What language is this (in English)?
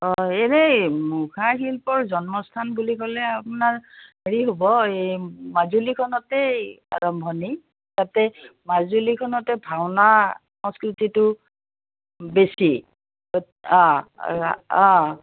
Assamese